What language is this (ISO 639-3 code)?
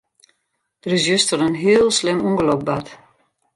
fry